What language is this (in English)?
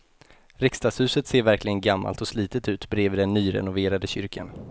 Swedish